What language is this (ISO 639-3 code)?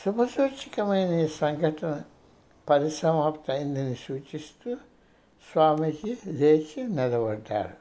tel